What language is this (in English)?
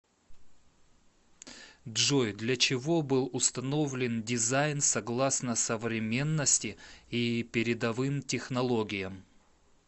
Russian